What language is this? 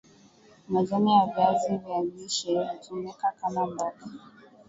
Swahili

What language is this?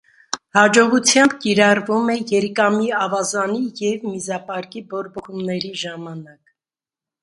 Armenian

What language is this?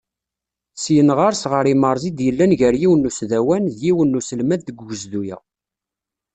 Kabyle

